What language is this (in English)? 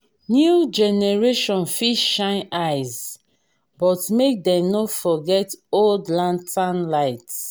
Nigerian Pidgin